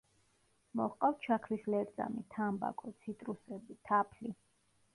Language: Georgian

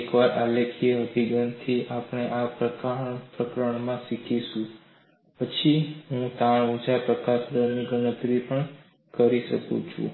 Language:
Gujarati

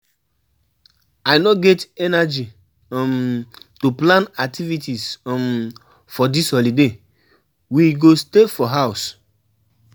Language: Nigerian Pidgin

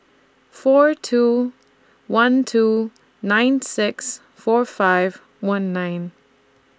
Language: English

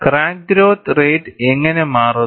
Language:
Malayalam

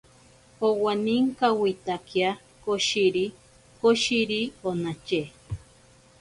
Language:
Ashéninka Perené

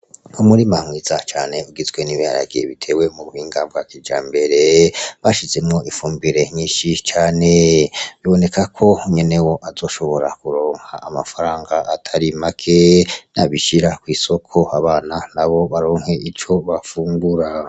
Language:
Rundi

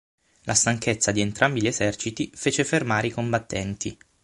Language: Italian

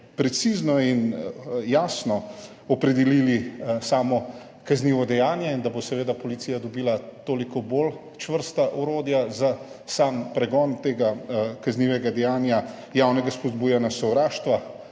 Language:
Slovenian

